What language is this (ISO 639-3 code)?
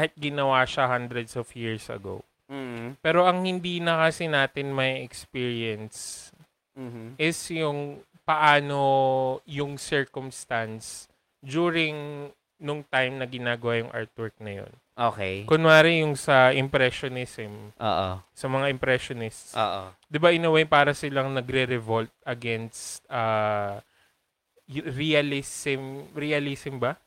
fil